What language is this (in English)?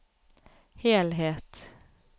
Norwegian